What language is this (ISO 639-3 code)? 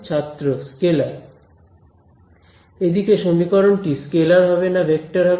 ben